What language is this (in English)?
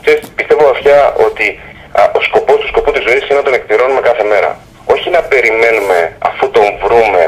Greek